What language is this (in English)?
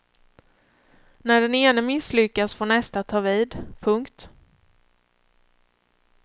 Swedish